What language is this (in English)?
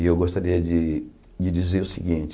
Portuguese